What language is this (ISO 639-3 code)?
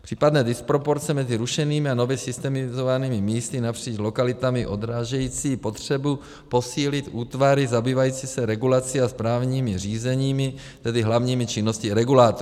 ces